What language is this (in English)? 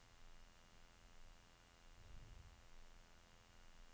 Norwegian